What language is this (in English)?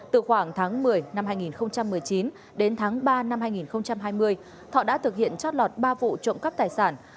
Vietnamese